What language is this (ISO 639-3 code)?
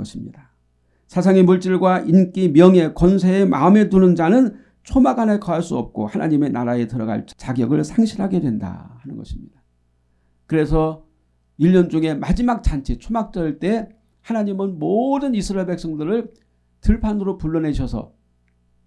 kor